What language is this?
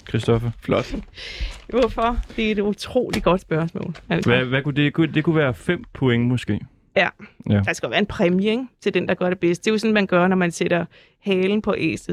Danish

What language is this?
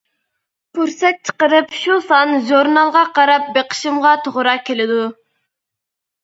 Uyghur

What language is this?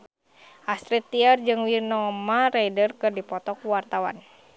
Sundanese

